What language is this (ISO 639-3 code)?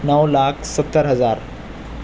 urd